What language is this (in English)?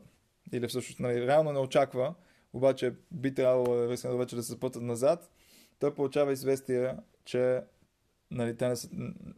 Bulgarian